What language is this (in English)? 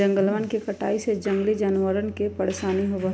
Magahi